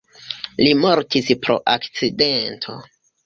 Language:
Esperanto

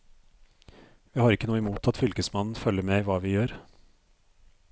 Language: Norwegian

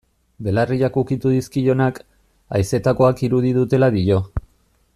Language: Basque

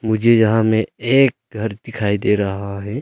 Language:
Hindi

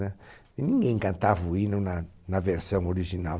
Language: Portuguese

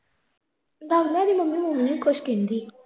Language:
Punjabi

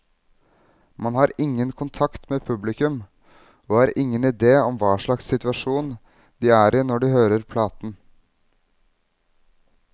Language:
Norwegian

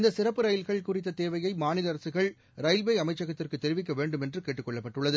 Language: Tamil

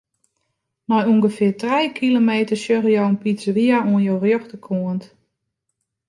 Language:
Western Frisian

